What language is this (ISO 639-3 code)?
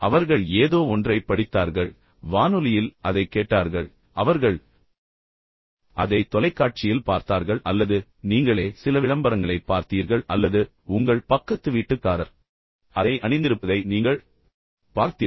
tam